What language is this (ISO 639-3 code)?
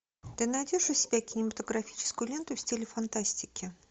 rus